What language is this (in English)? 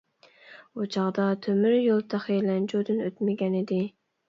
Uyghur